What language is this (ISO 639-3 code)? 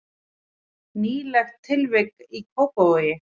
isl